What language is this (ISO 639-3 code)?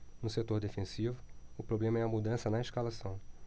por